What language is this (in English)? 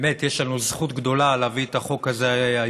Hebrew